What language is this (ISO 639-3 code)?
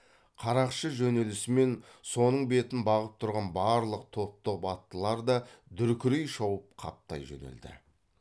kaz